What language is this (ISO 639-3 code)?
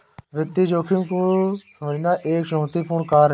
hin